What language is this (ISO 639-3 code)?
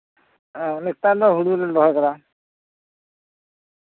sat